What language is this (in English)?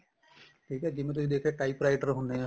Punjabi